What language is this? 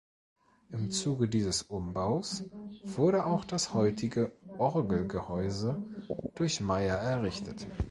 German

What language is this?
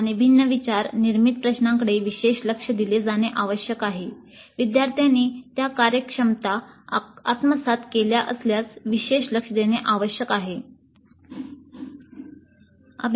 Marathi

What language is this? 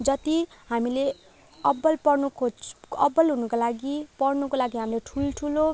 Nepali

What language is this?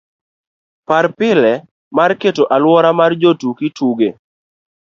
Luo (Kenya and Tanzania)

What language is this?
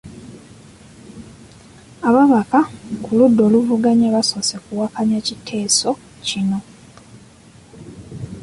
Ganda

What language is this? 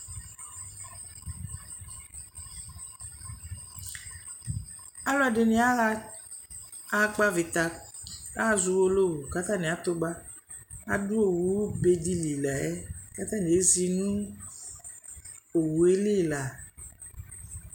Ikposo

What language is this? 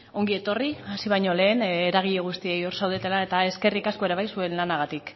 Basque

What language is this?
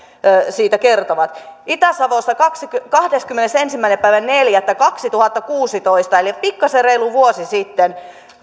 Finnish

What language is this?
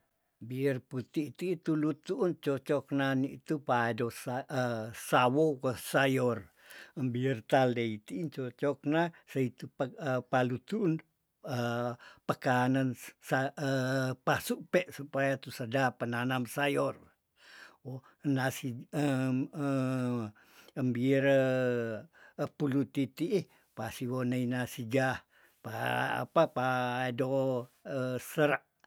Tondano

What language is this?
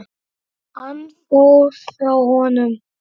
Icelandic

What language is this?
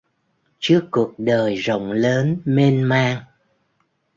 Vietnamese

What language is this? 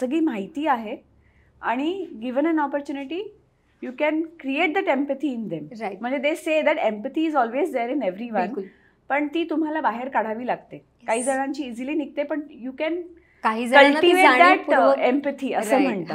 Marathi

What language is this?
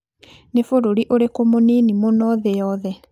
Kikuyu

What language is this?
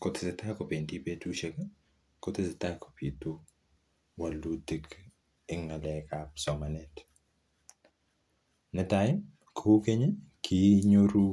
Kalenjin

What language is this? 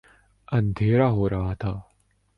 Urdu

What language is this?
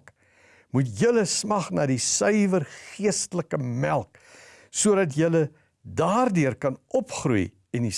Dutch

